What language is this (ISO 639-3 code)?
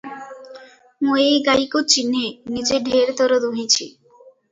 ori